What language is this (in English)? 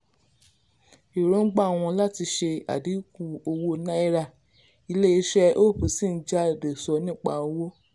Yoruba